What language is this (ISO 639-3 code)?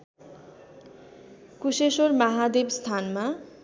nep